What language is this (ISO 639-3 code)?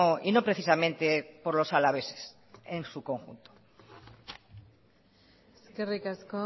spa